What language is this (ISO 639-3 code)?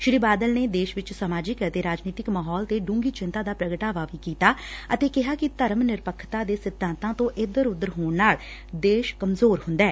pan